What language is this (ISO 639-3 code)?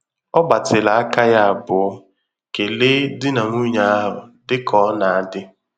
ibo